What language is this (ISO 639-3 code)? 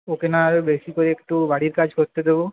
ben